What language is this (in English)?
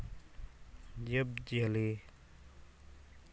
Santali